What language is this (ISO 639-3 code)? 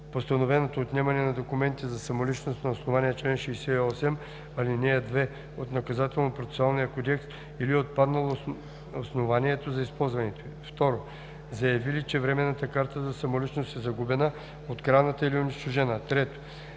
bul